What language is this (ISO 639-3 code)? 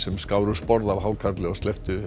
isl